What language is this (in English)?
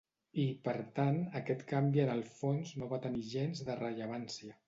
Catalan